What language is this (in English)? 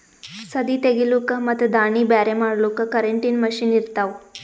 Kannada